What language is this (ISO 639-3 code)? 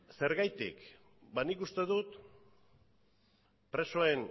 eus